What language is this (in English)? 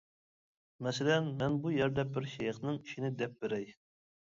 Uyghur